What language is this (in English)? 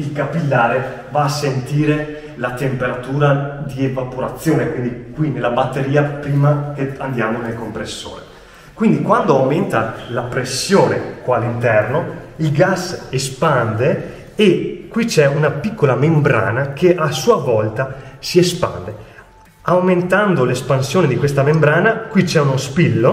Italian